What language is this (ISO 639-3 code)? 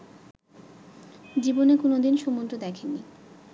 ben